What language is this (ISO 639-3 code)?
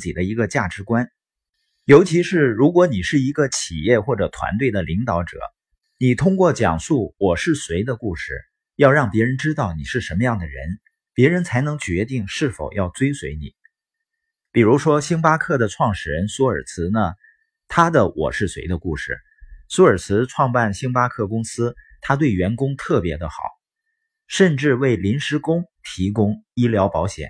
zho